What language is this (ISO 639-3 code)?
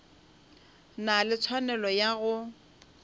nso